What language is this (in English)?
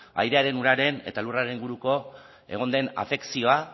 Basque